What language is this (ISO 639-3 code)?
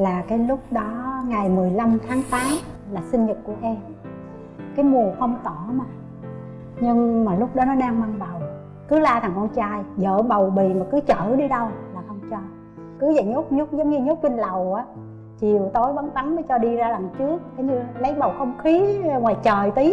vie